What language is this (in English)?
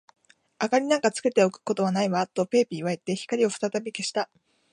Japanese